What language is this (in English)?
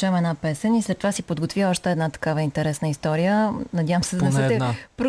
Bulgarian